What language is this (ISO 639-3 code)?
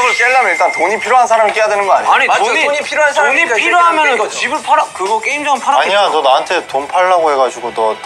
kor